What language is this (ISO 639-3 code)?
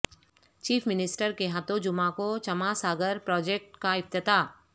urd